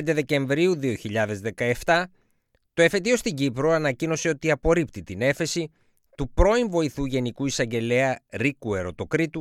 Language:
Greek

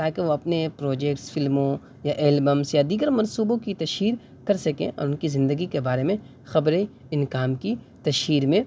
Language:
Urdu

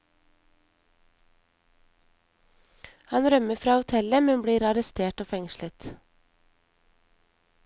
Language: Norwegian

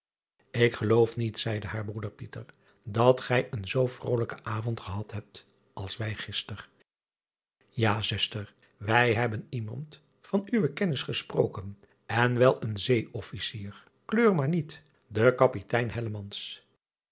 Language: Dutch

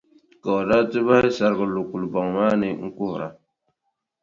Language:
Dagbani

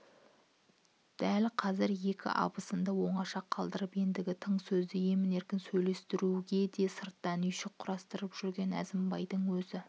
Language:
Kazakh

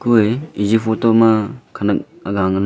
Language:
Wancho Naga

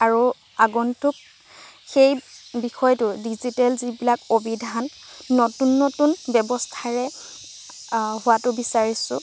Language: Assamese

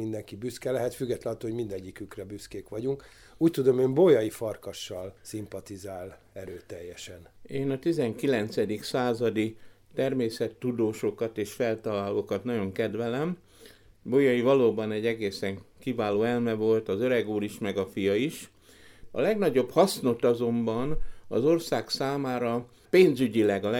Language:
Hungarian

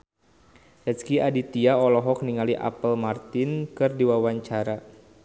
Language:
Sundanese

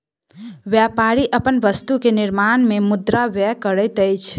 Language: Maithili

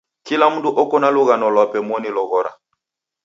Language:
Taita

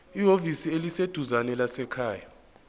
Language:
Zulu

